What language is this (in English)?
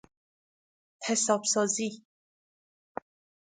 Persian